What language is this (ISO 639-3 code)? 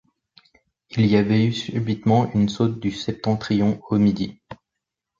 fra